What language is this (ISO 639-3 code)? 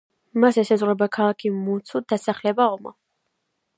kat